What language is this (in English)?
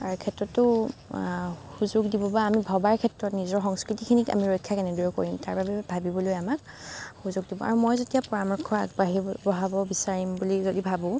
Assamese